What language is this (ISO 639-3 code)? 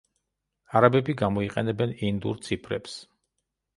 kat